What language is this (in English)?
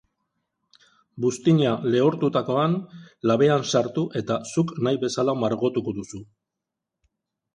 Basque